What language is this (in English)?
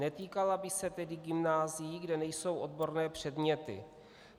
Czech